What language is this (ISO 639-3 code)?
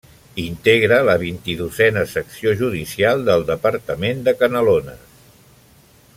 cat